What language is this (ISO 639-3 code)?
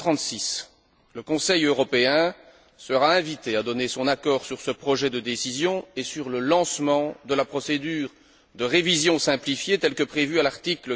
fra